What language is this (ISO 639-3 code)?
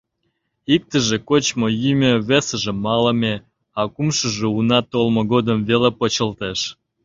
chm